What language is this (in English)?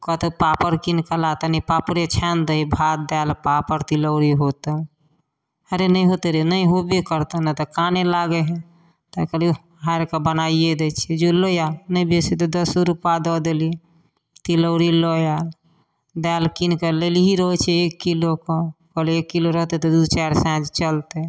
Maithili